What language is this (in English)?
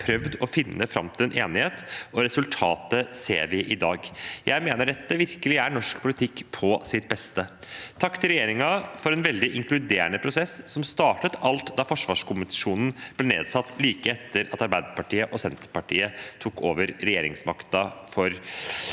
Norwegian